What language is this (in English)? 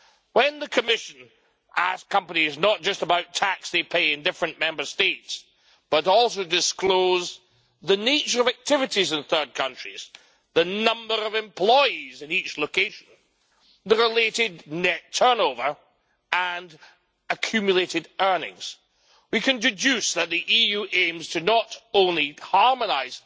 English